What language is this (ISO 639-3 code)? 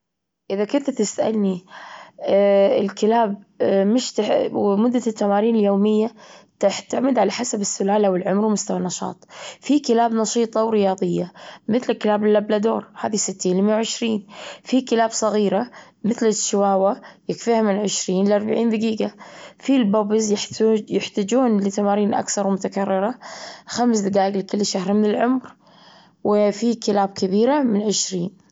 afb